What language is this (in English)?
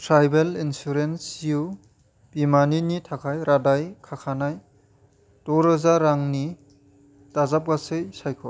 Bodo